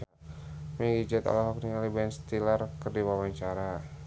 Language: Sundanese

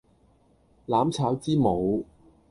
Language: Cantonese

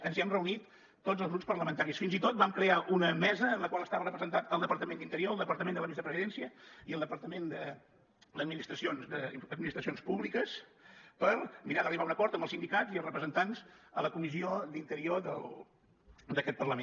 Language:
Catalan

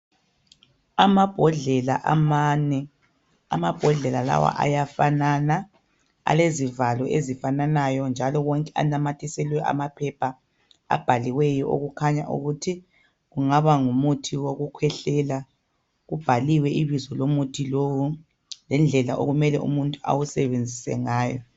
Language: North Ndebele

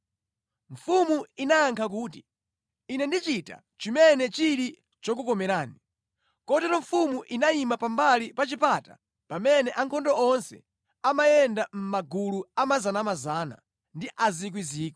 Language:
Nyanja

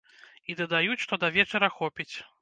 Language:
Belarusian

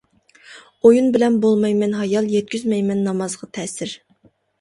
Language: Uyghur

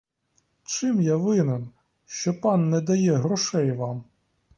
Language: Ukrainian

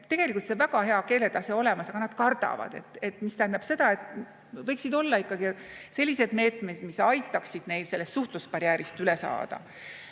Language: Estonian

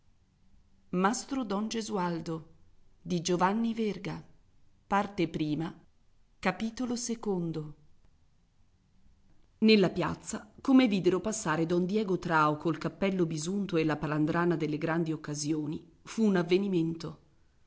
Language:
Italian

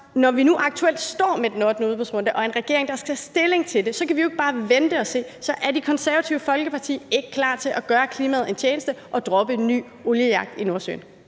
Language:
Danish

